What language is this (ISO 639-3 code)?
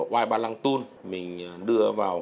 vie